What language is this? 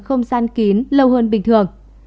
Vietnamese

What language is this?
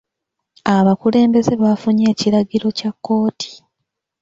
Ganda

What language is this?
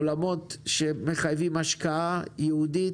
Hebrew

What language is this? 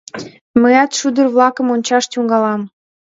Mari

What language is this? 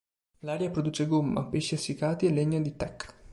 Italian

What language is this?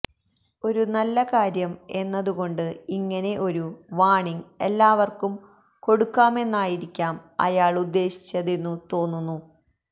Malayalam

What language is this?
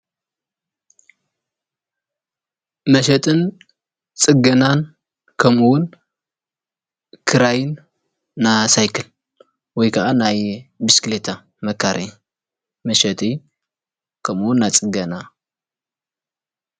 Tigrinya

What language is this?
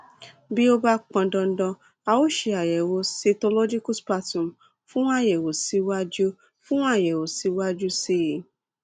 Yoruba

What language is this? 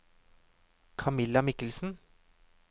Norwegian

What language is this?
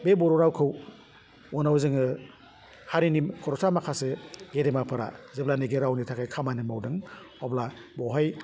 Bodo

